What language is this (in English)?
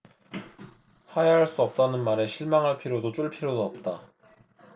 Korean